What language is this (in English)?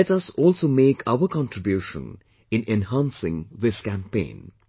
English